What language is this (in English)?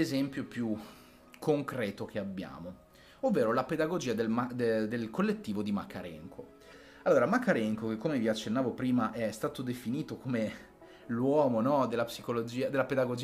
Italian